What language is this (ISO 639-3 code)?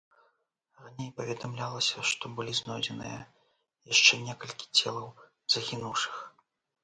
bel